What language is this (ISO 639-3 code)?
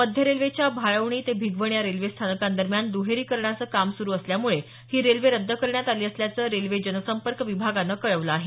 mar